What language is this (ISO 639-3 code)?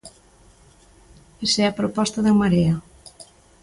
glg